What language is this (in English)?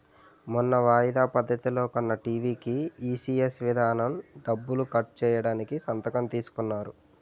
Telugu